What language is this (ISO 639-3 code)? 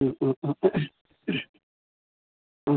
mal